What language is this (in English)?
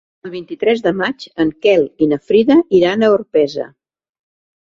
Catalan